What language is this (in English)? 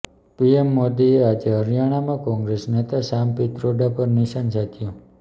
Gujarati